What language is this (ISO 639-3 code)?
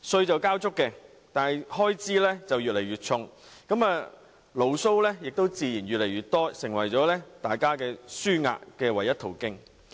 yue